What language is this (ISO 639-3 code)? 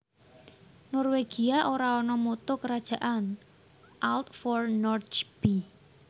jav